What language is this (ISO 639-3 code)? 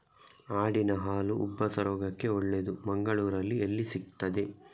kan